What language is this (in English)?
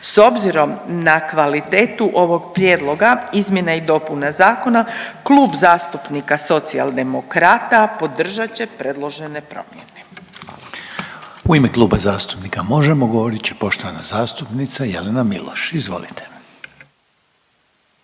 Croatian